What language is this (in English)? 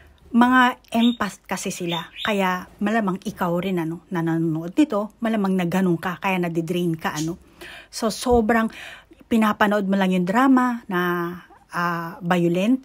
Filipino